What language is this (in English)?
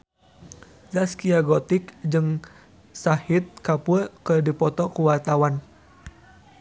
Sundanese